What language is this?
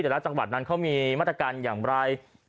Thai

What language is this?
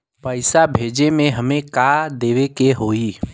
Bhojpuri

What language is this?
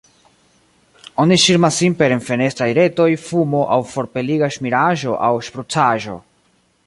Esperanto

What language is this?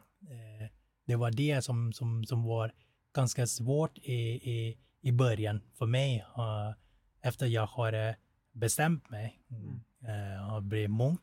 Swedish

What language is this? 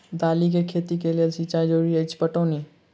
Maithili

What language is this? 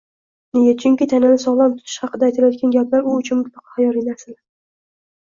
Uzbek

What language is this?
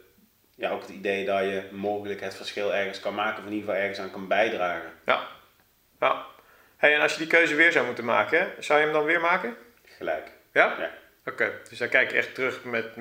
Dutch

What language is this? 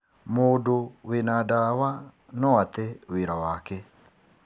Kikuyu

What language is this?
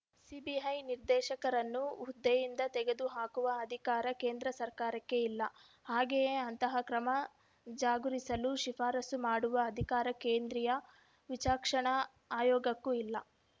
Kannada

